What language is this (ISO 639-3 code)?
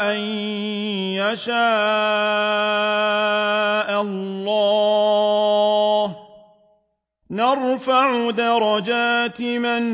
ara